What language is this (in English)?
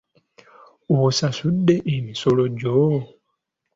Ganda